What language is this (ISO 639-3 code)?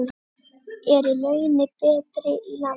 isl